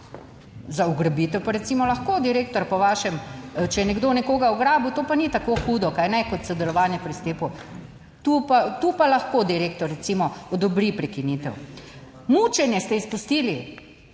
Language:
Slovenian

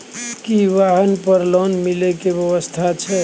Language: Maithili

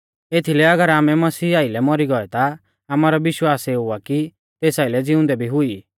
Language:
Mahasu Pahari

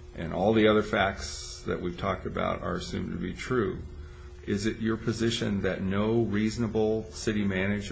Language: English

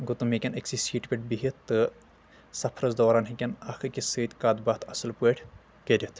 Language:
Kashmiri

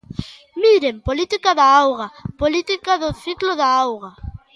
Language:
Galician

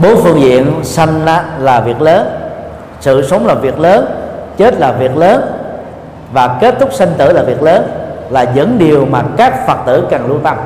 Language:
Vietnamese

